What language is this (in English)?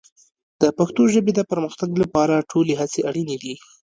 Pashto